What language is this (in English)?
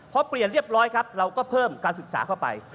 Thai